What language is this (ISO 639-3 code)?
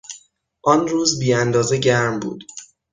fas